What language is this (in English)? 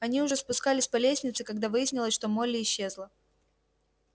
Russian